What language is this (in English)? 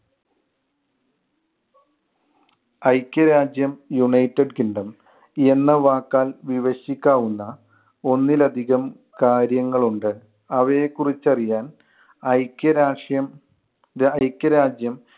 Malayalam